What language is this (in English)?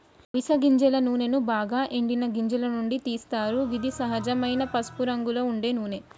Telugu